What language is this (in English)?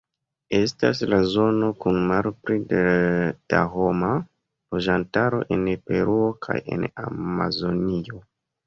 Esperanto